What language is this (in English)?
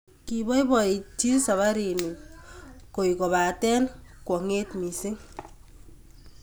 Kalenjin